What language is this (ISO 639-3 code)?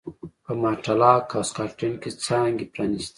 pus